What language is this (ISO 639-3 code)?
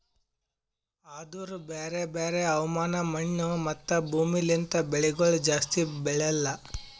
kan